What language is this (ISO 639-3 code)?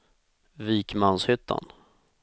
swe